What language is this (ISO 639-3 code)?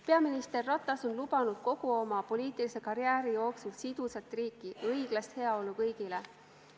est